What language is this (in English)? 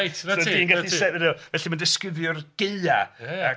Welsh